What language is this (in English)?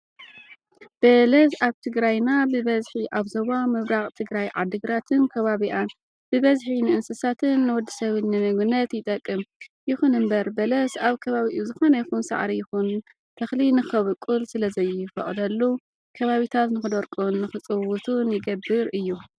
Tigrinya